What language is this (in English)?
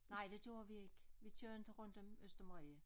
Danish